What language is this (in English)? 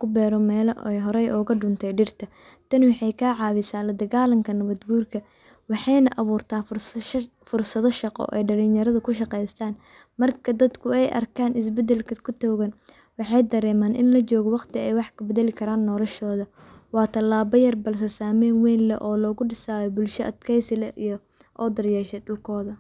Somali